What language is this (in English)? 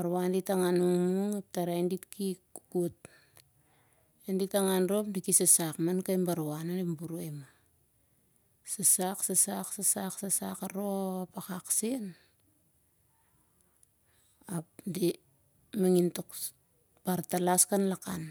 Siar-Lak